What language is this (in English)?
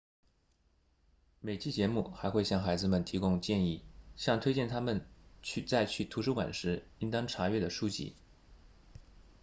Chinese